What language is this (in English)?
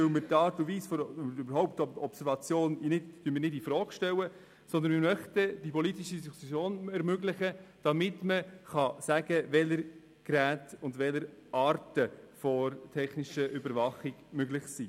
Swiss German